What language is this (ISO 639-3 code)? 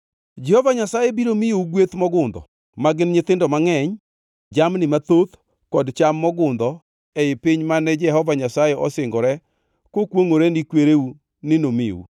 luo